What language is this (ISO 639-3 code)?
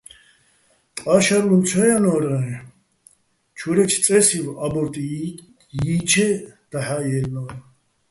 bbl